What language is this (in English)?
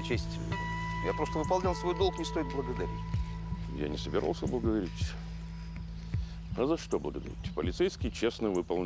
Russian